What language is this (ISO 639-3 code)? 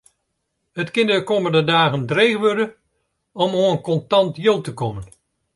fry